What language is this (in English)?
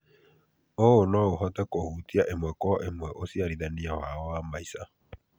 Kikuyu